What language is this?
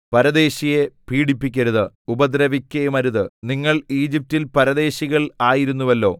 Malayalam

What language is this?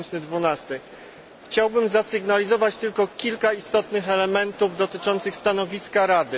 Polish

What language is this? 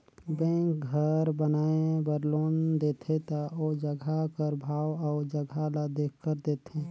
Chhattisgarhi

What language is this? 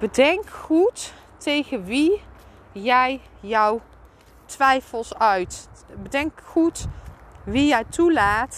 Dutch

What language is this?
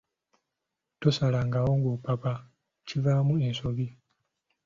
Ganda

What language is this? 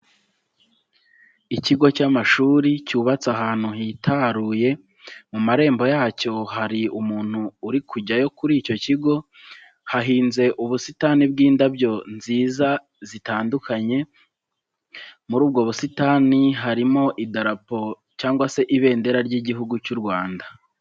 Kinyarwanda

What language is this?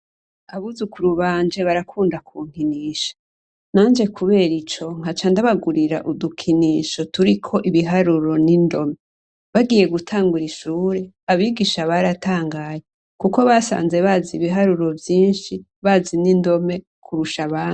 Rundi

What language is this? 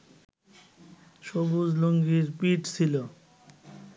Bangla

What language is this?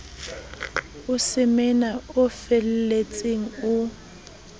Southern Sotho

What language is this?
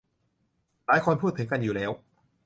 Thai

